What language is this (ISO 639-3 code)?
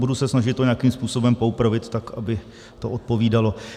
ces